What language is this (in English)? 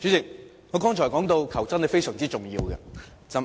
Cantonese